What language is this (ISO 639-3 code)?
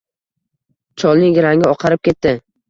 uzb